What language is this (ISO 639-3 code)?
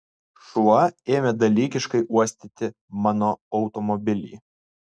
lit